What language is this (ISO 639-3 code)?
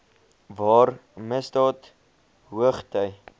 afr